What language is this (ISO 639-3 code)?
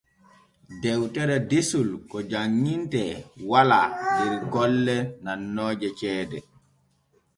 fue